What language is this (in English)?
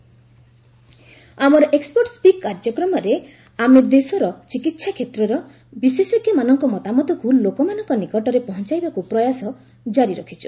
Odia